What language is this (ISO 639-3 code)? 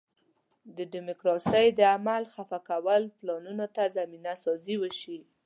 pus